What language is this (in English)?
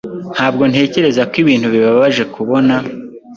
Kinyarwanda